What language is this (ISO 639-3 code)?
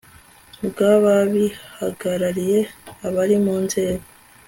kin